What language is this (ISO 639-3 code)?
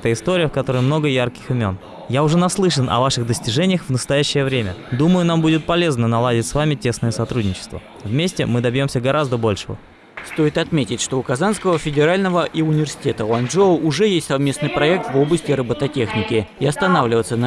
rus